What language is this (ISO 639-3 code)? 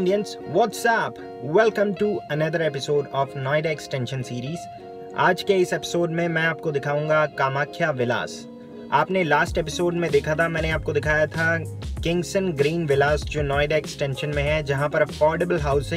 hin